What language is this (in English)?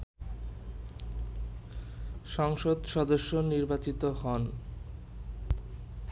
Bangla